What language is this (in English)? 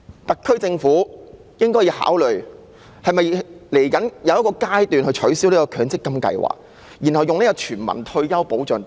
Cantonese